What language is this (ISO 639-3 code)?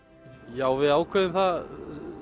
isl